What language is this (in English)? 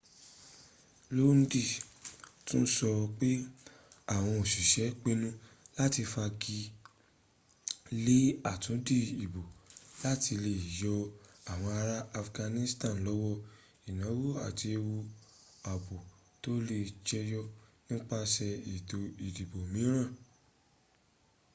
Yoruba